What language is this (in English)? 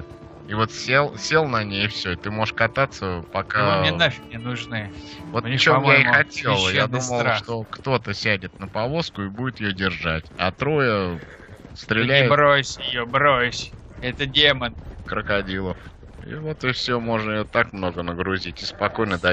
Russian